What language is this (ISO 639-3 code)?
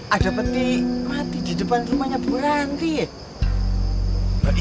ind